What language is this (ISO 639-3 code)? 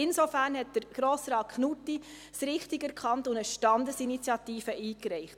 gsw